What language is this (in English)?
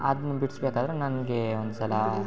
Kannada